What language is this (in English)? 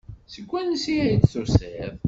Kabyle